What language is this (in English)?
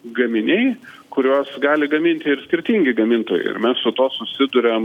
Lithuanian